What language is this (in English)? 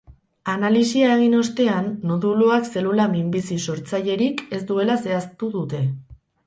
Basque